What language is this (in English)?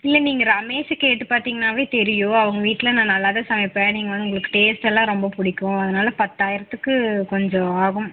Tamil